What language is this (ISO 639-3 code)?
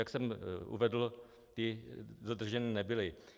ces